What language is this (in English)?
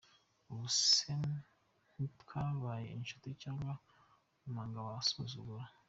Kinyarwanda